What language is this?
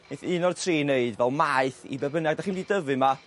Welsh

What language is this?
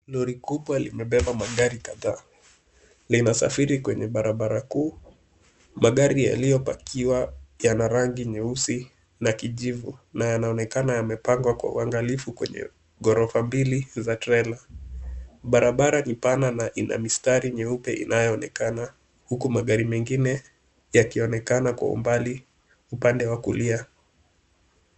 Swahili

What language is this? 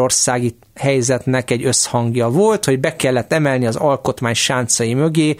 Hungarian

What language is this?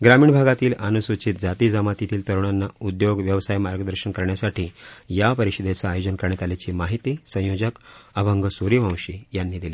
Marathi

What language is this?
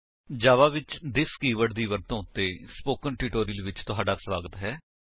Punjabi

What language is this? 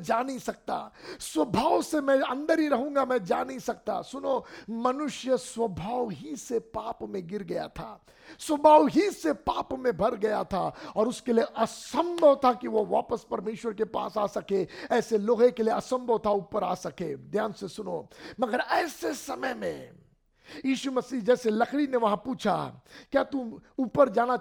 Hindi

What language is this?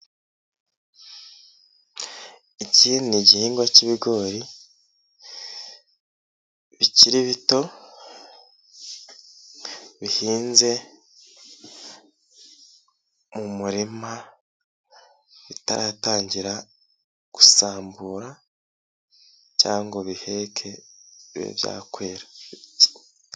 Kinyarwanda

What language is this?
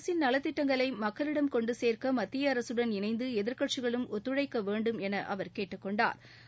Tamil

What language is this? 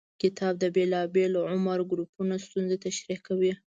Pashto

